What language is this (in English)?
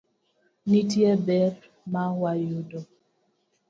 Luo (Kenya and Tanzania)